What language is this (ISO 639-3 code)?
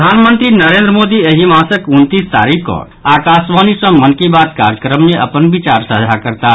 mai